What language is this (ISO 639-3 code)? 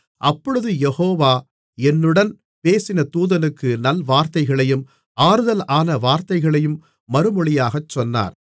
tam